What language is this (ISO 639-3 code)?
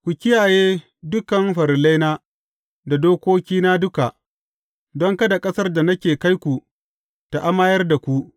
hau